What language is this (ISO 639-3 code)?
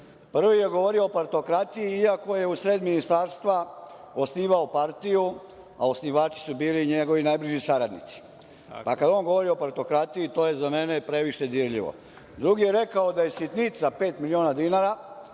srp